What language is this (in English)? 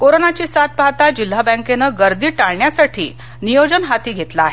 Marathi